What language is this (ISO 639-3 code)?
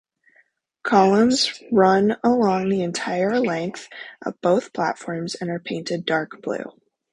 eng